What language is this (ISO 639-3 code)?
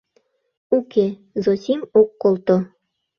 chm